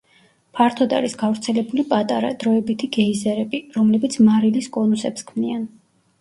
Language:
Georgian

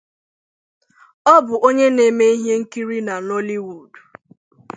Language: Igbo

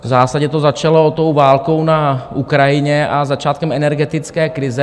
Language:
Czech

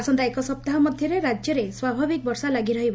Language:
Odia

